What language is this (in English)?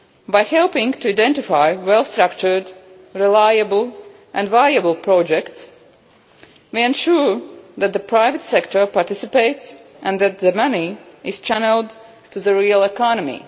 English